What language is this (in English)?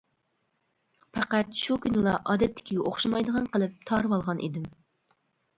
Uyghur